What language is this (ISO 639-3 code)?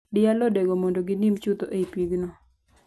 luo